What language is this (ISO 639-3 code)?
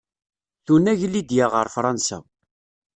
kab